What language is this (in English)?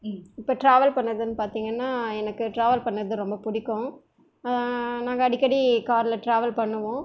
Tamil